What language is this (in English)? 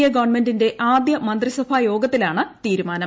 Malayalam